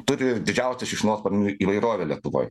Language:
Lithuanian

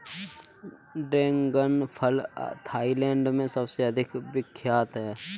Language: Hindi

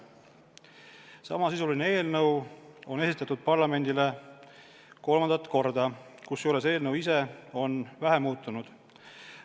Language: Estonian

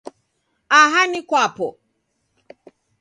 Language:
Taita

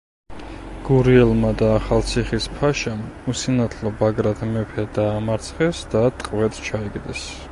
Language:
Georgian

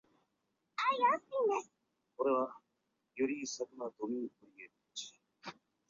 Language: Chinese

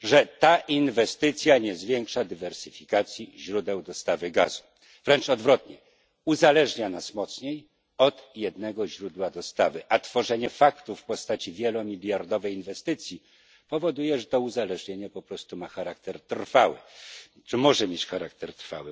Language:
Polish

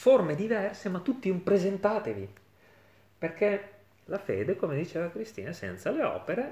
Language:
Italian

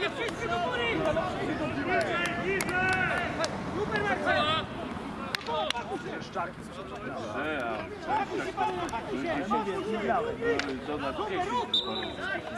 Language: Polish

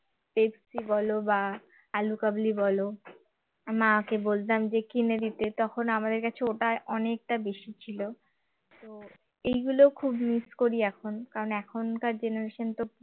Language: Bangla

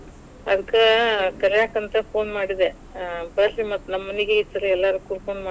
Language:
Kannada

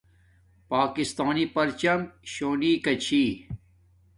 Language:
Domaaki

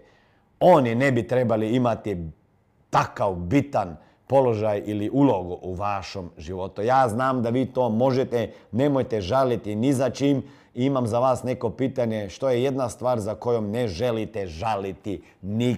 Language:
Croatian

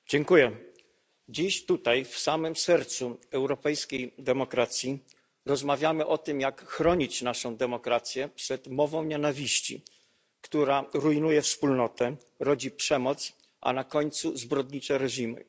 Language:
Polish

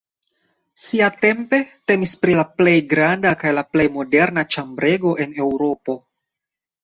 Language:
Esperanto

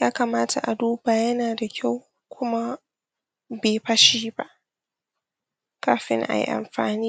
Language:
Hausa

